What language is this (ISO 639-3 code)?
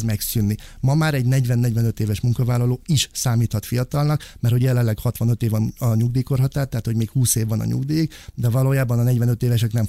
hun